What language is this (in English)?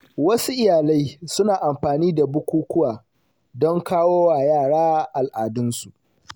Hausa